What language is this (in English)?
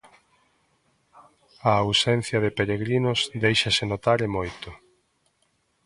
Galician